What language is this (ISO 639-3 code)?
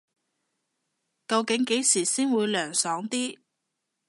yue